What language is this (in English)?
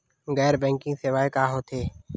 Chhattisgarhi